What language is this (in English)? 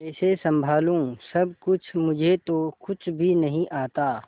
Hindi